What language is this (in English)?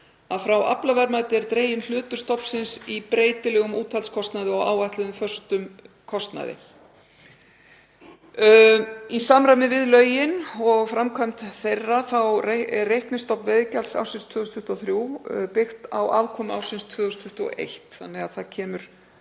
Icelandic